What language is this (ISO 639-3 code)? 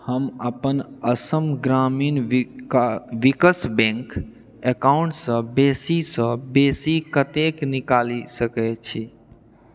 mai